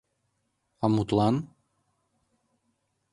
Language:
Mari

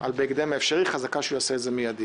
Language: Hebrew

